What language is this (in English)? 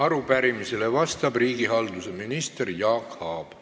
Estonian